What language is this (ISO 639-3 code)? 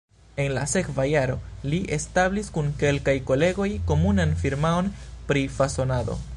epo